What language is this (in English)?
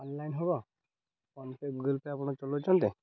Odia